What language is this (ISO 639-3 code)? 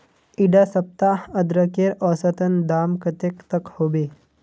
mag